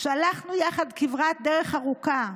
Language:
Hebrew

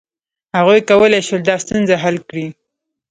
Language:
Pashto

